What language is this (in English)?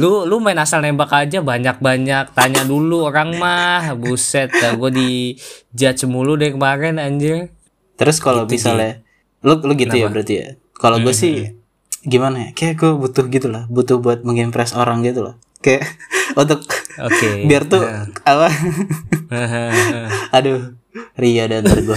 Indonesian